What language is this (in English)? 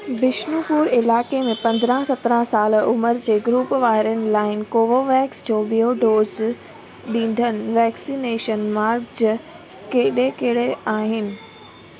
Sindhi